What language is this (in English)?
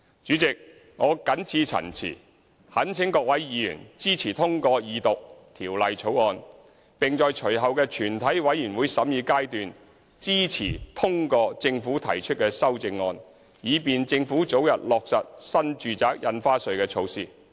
Cantonese